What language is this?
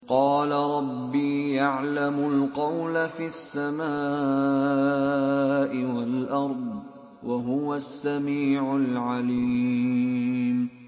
Arabic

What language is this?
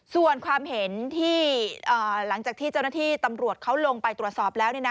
Thai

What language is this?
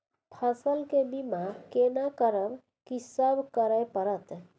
Maithili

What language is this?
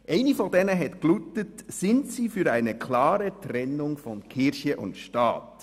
Swiss German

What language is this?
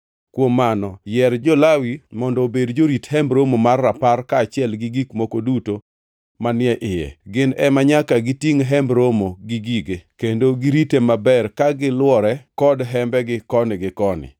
Luo (Kenya and Tanzania)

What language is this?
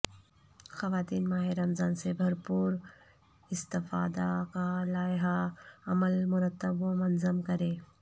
Urdu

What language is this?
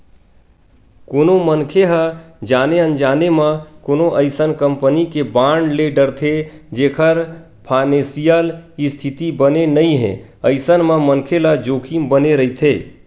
Chhattisgarhi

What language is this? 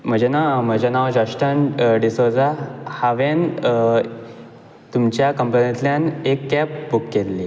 Konkani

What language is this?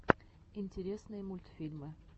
Russian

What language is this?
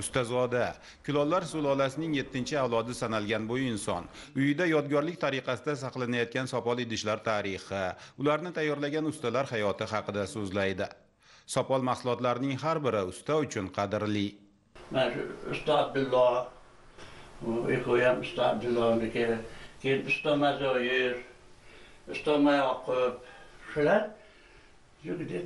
Turkish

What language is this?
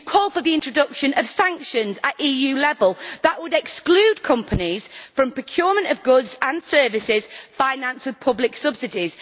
English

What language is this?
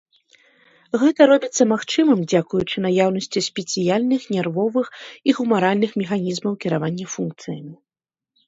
Belarusian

